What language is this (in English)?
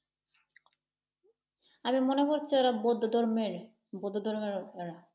Bangla